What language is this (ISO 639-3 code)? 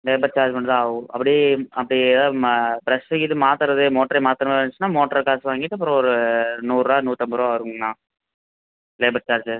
tam